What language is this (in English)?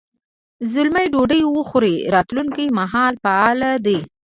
Pashto